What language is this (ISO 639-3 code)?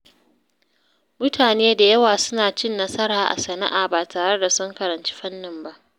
hau